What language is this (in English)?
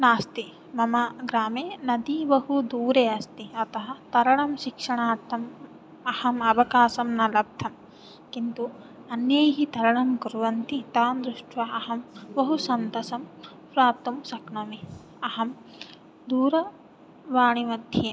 Sanskrit